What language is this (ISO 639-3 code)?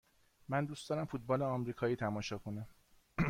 fas